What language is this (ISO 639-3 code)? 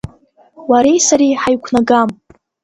abk